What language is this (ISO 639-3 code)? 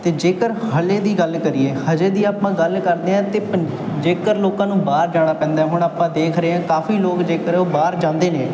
pan